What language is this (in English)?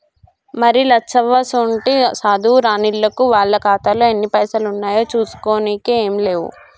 Telugu